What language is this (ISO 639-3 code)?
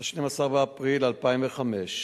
heb